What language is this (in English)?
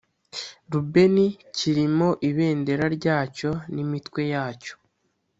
Kinyarwanda